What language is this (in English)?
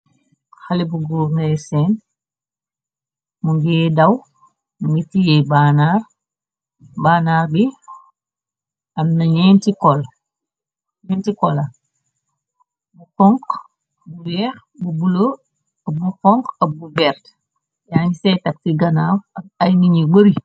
Wolof